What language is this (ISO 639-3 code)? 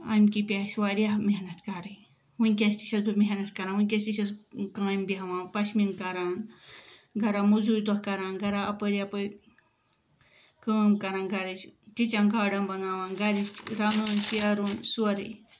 kas